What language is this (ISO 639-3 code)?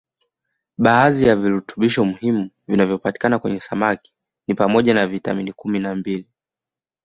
swa